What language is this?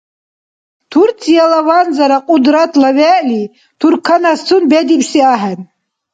Dargwa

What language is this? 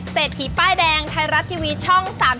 Thai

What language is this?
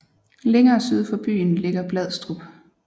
Danish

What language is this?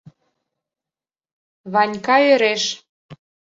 Mari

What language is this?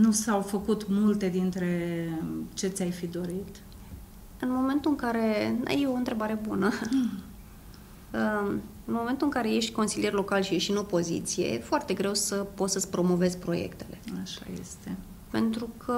Romanian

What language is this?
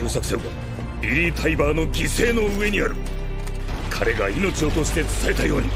Japanese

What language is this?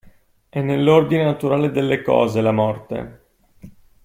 Italian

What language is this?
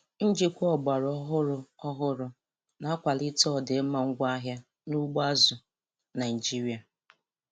Igbo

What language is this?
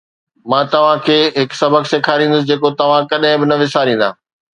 Sindhi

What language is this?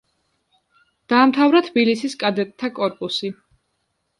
Georgian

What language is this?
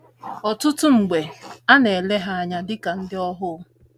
Igbo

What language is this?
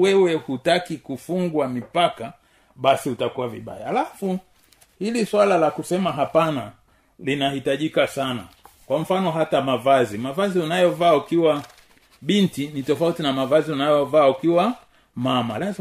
Swahili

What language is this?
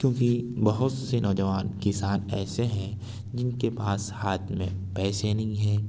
Urdu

